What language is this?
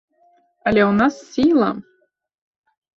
Belarusian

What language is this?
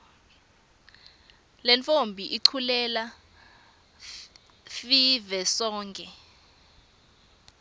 Swati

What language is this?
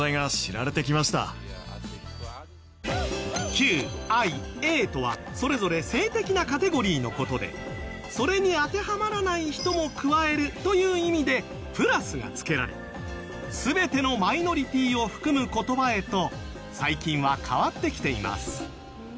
Japanese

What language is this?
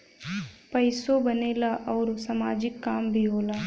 Bhojpuri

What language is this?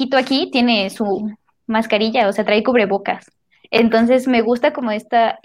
Spanish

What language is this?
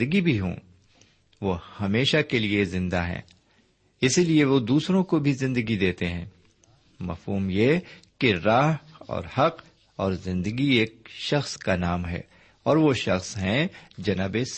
Urdu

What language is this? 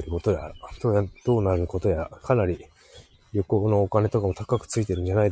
Japanese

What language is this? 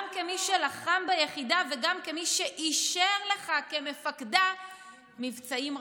Hebrew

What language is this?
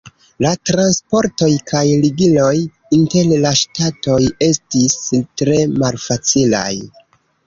Esperanto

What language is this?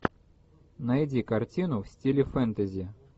Russian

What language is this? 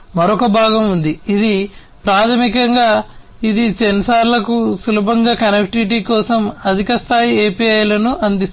Telugu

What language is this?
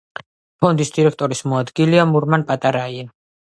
Georgian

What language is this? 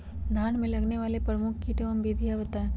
Magahi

